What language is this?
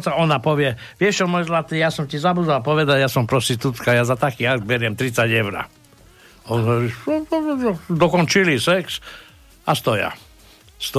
Slovak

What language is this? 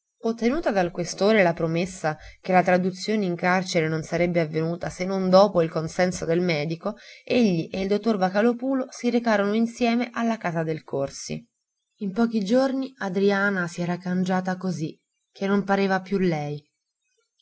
Italian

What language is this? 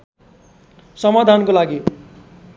Nepali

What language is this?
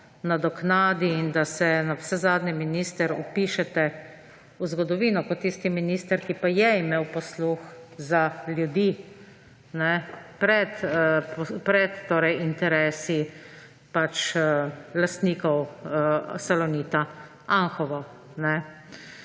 Slovenian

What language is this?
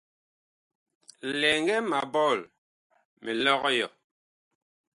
Bakoko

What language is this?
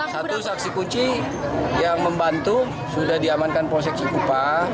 Indonesian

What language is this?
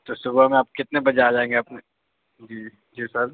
Urdu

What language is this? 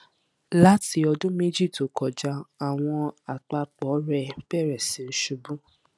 Yoruba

